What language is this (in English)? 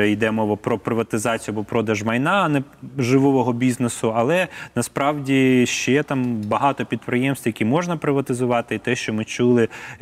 Ukrainian